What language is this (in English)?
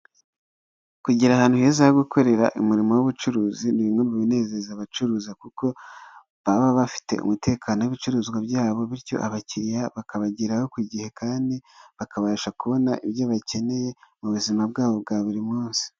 Kinyarwanda